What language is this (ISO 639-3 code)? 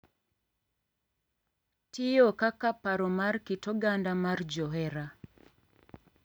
luo